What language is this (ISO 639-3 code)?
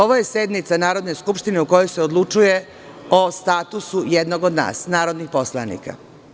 srp